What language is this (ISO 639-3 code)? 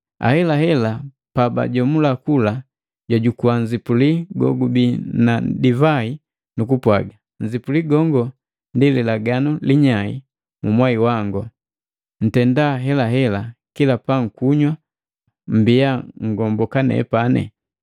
mgv